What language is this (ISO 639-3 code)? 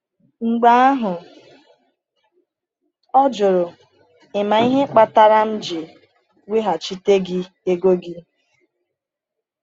ibo